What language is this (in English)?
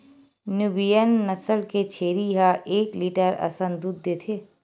Chhattisgarhi